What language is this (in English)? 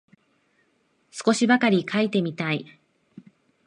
Japanese